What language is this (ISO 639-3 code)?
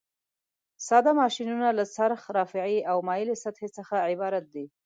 pus